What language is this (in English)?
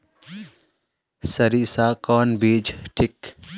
Magahi